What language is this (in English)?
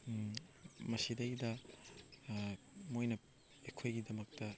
Manipuri